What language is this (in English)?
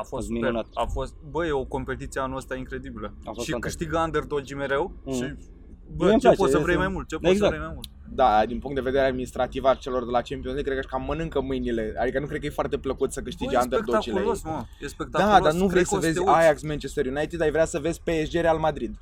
Romanian